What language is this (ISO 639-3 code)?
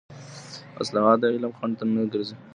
pus